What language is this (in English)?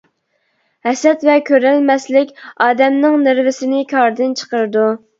Uyghur